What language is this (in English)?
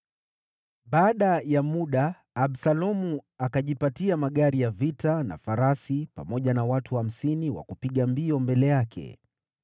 Swahili